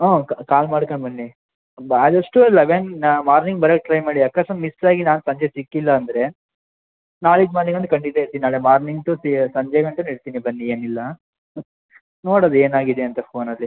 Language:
Kannada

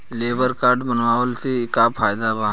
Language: Bhojpuri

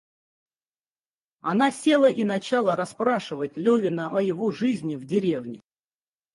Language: Russian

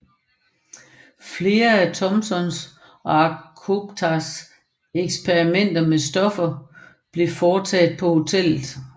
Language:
Danish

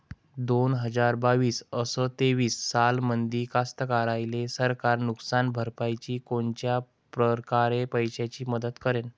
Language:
Marathi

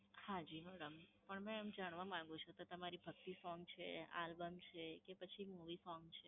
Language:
Gujarati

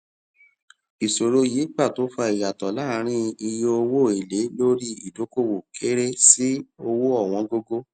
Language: Yoruba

